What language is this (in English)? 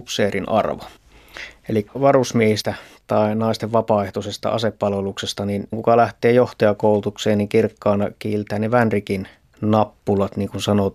Finnish